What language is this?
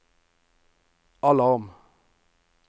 Norwegian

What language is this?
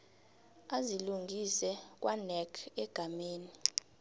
South Ndebele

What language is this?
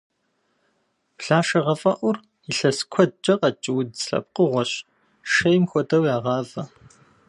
Kabardian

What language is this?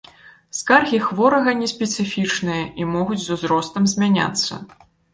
Belarusian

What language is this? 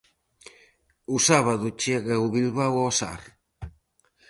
Galician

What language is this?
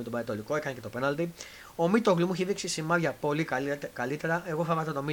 Greek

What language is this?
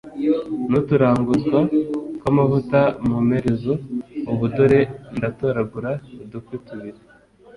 Kinyarwanda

